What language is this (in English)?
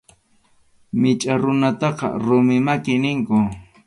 Arequipa-La Unión Quechua